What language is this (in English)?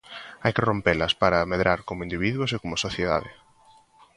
Galician